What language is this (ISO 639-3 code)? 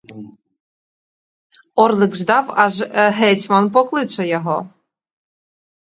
ukr